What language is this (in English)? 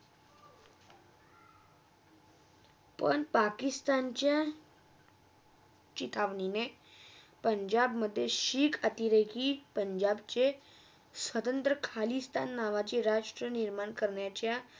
Marathi